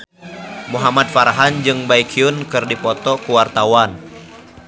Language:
Sundanese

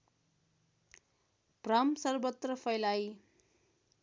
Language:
Nepali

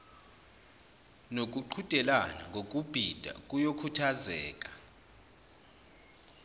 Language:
Zulu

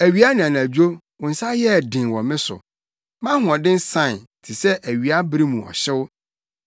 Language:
Akan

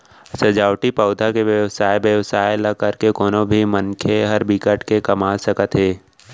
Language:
Chhattisgarhi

